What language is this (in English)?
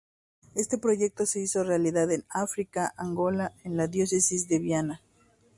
Spanish